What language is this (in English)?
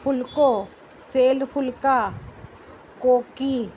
Sindhi